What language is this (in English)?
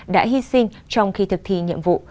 Vietnamese